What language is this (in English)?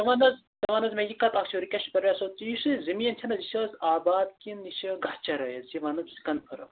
Kashmiri